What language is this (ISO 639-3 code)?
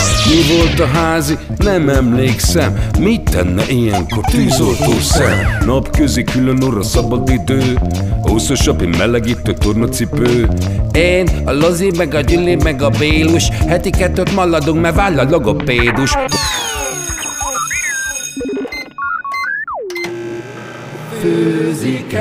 hun